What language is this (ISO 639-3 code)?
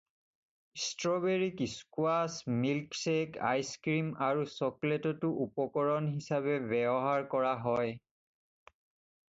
asm